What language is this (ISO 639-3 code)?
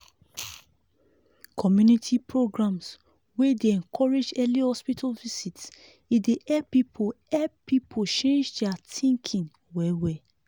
pcm